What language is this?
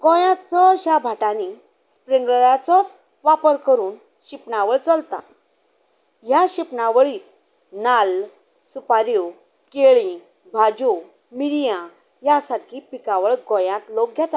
Konkani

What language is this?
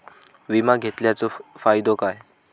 Marathi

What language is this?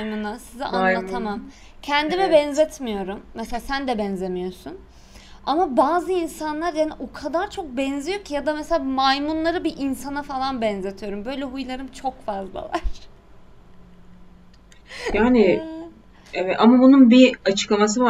Turkish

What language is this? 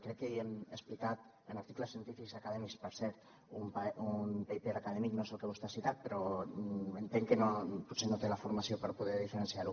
Catalan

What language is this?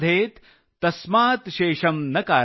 Marathi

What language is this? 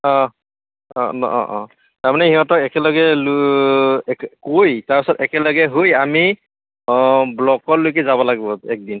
Assamese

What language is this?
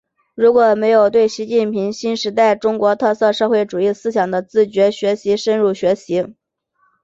Chinese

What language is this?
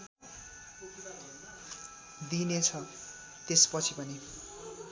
Nepali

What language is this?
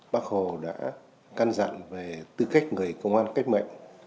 Vietnamese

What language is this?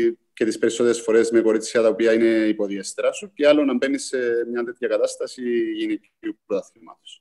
Greek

